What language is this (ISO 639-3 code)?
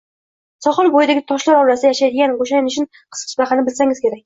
uzb